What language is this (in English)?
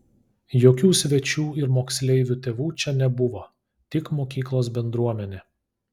Lithuanian